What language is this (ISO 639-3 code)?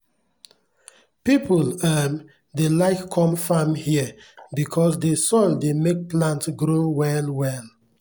pcm